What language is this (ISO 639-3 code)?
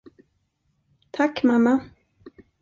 swe